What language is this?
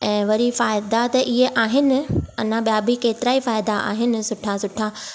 Sindhi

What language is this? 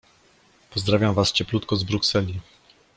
Polish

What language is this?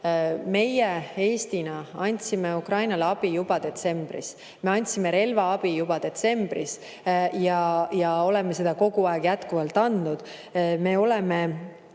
Estonian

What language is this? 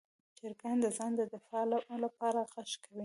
Pashto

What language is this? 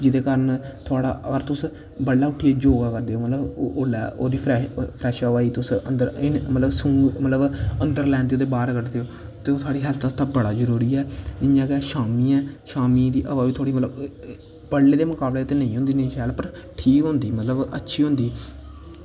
Dogri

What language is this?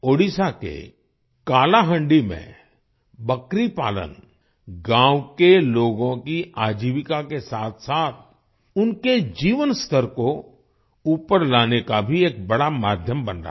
Hindi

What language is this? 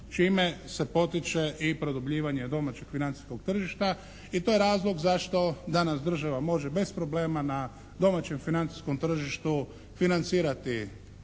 Croatian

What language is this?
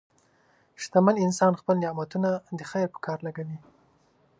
Pashto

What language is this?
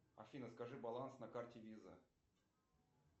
Russian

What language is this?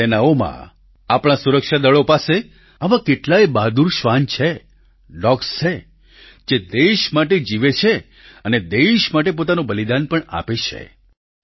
Gujarati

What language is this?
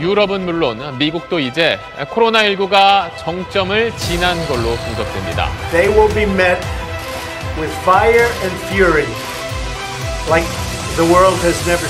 Korean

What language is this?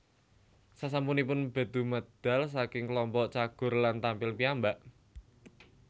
Javanese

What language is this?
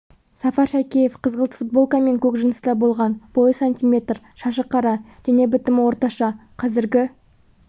Kazakh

